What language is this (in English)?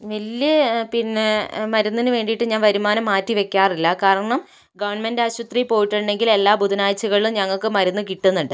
Malayalam